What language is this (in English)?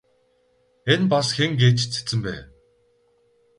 Mongolian